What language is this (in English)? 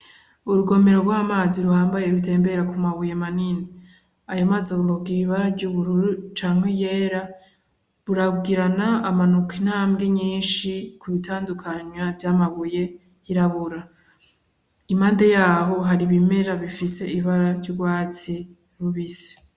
Rundi